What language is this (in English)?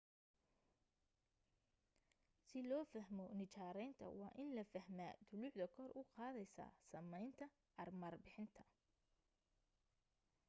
Somali